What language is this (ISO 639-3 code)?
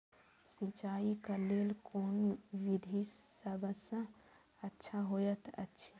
mai